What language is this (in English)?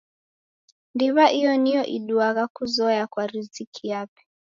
Taita